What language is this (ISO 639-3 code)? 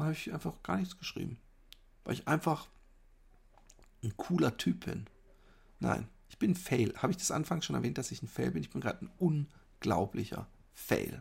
deu